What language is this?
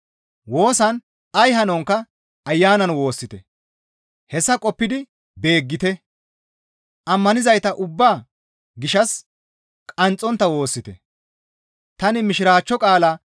Gamo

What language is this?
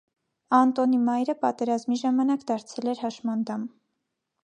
Armenian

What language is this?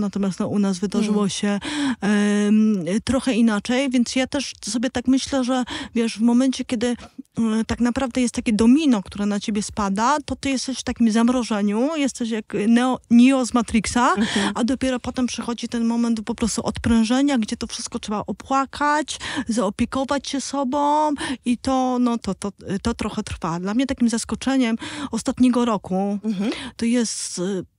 Polish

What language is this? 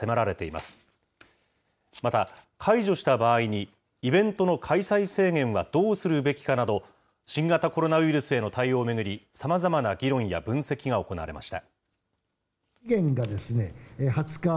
Japanese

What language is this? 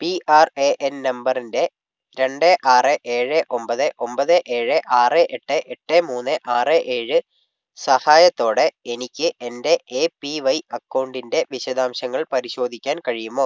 Malayalam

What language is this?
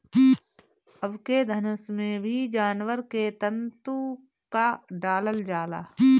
Bhojpuri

